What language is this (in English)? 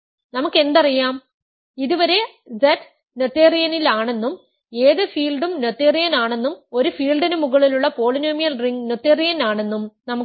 Malayalam